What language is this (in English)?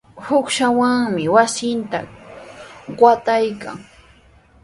Sihuas Ancash Quechua